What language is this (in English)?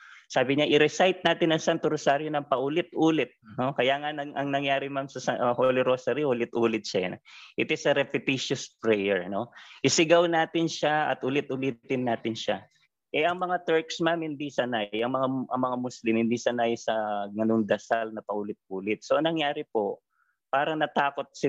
Filipino